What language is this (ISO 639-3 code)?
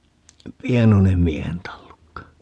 fin